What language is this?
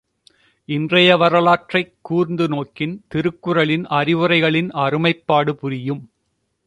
Tamil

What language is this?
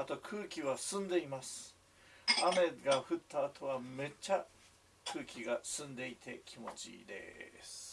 Japanese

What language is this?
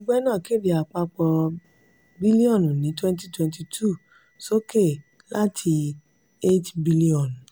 Yoruba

